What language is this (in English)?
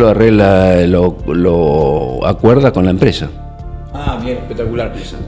Spanish